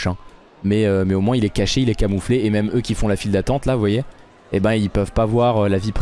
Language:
French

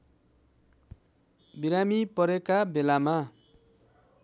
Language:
Nepali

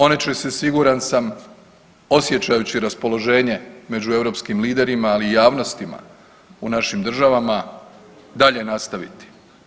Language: Croatian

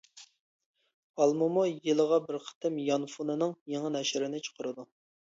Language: Uyghur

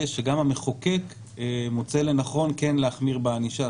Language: Hebrew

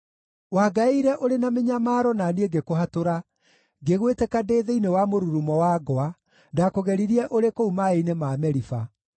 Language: Kikuyu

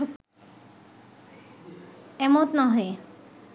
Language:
Bangla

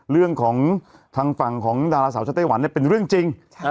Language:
Thai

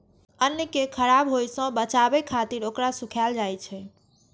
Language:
Maithili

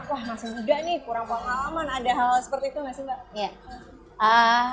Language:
Indonesian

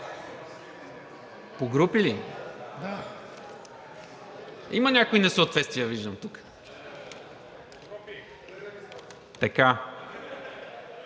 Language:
Bulgarian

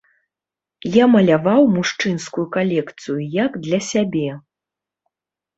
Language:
Belarusian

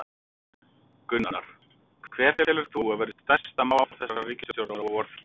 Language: Icelandic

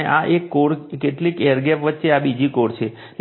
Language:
Gujarati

